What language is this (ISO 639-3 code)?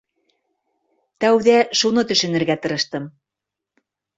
bak